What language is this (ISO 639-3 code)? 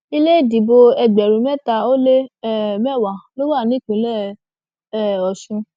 yor